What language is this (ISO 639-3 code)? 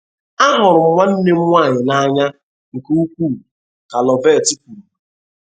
ibo